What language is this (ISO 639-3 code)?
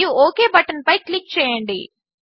tel